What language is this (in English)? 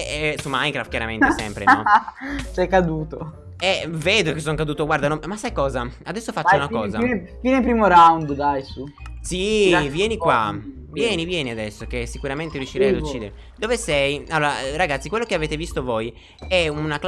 Italian